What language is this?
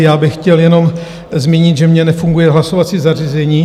Czech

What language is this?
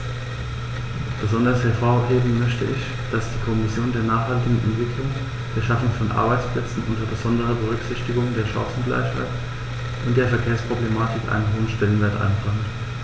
German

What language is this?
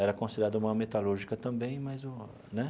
Portuguese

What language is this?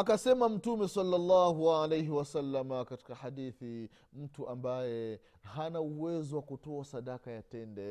Swahili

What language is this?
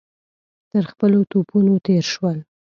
Pashto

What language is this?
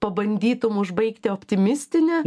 Lithuanian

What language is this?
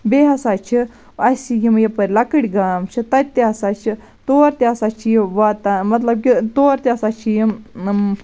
Kashmiri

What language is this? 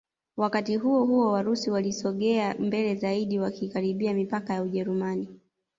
Swahili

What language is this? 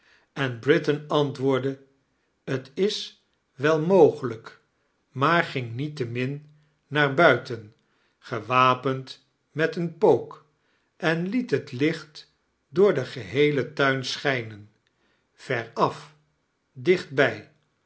Dutch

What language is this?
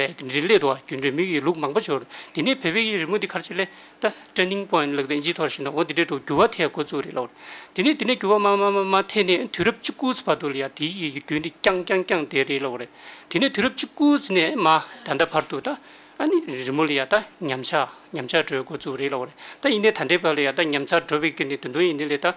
Korean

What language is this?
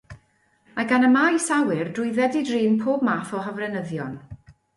Welsh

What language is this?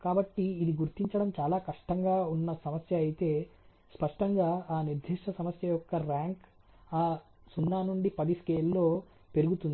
Telugu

